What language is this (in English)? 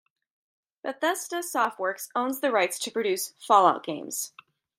English